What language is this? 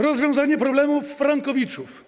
Polish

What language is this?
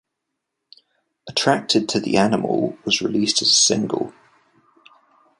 English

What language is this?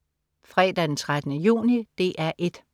Danish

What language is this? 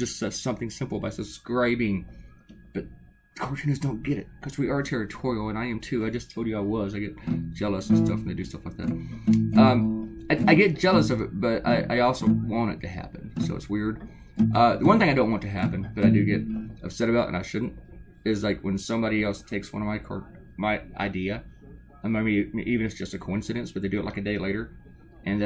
English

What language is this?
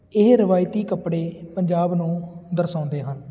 Punjabi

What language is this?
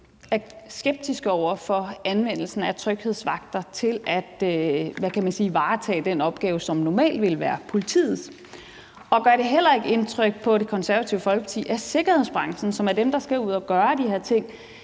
Danish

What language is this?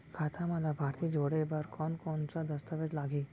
Chhattisgarhi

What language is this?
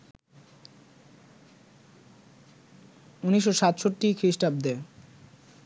Bangla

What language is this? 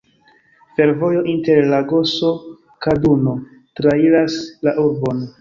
Esperanto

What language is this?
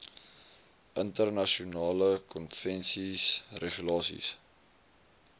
Afrikaans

